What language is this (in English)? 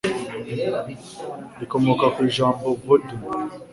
Kinyarwanda